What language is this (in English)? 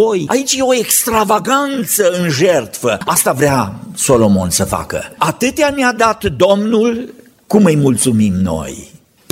Romanian